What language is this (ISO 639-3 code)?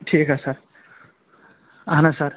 kas